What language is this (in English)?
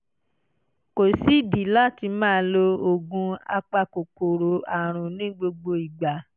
Yoruba